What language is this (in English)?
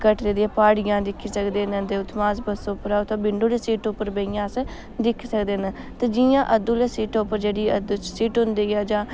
Dogri